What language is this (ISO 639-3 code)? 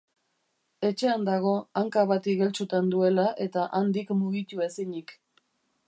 eus